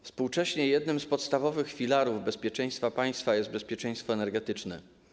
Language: Polish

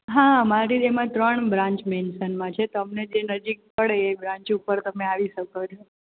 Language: Gujarati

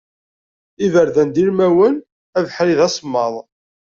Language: Kabyle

